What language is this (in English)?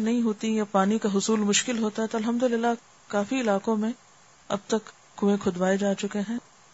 Urdu